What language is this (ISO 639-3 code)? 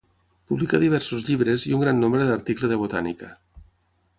cat